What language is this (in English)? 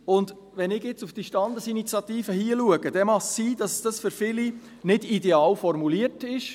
Swiss German